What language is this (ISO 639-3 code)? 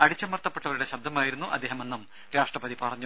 mal